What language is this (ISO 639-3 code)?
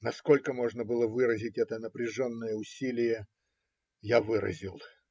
rus